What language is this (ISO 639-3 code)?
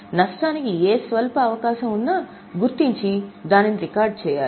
tel